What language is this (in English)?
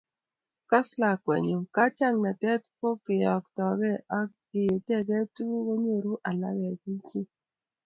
Kalenjin